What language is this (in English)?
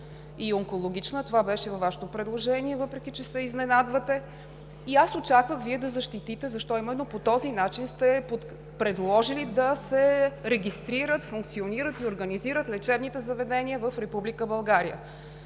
Bulgarian